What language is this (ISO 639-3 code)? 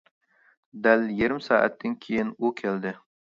uig